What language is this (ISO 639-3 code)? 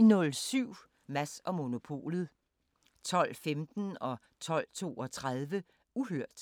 dan